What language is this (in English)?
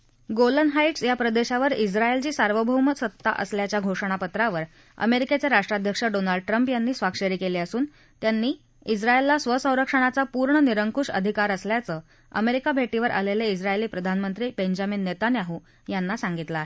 Marathi